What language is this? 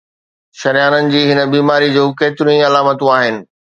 Sindhi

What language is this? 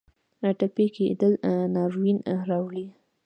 Pashto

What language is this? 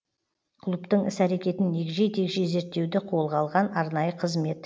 Kazakh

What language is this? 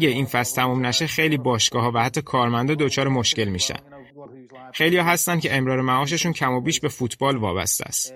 Persian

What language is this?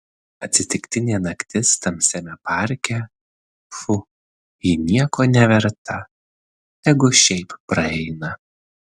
Lithuanian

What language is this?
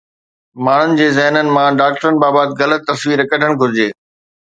Sindhi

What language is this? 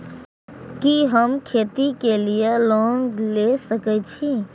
Maithili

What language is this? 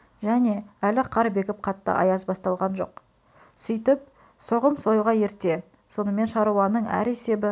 Kazakh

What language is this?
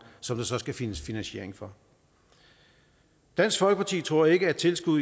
Danish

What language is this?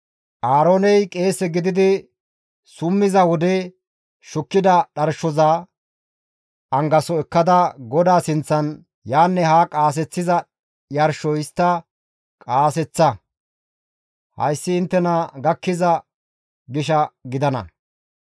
Gamo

